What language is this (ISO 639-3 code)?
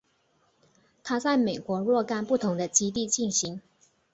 zho